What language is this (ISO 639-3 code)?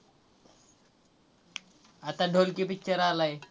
mar